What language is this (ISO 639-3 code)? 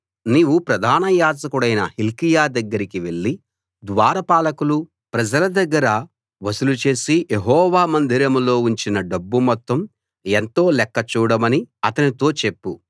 tel